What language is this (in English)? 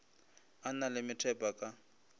Northern Sotho